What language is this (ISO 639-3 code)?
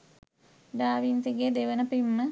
sin